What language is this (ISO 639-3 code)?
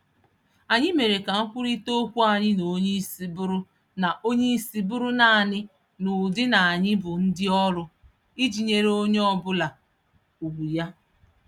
ibo